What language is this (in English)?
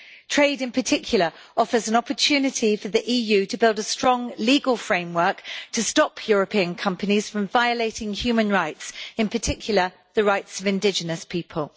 English